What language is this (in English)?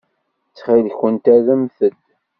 Kabyle